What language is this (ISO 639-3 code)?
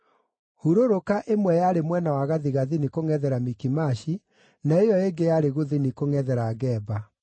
kik